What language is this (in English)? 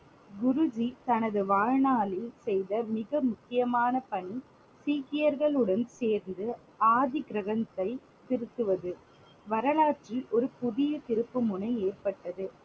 Tamil